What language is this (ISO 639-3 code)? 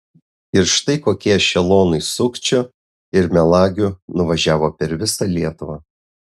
lit